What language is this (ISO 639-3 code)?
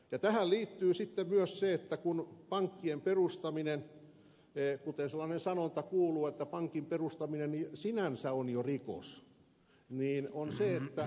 fin